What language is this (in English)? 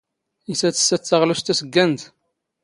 Standard Moroccan Tamazight